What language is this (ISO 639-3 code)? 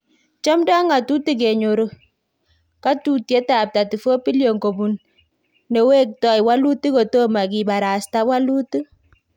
kln